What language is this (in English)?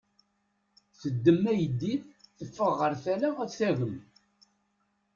Kabyle